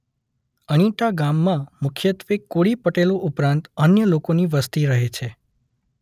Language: Gujarati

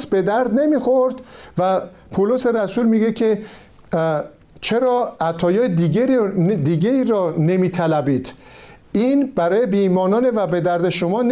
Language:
Persian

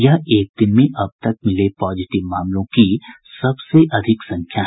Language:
Hindi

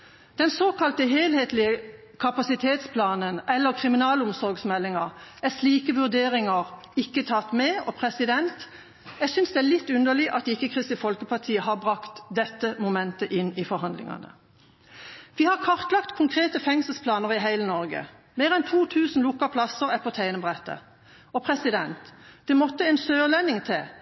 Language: Norwegian Bokmål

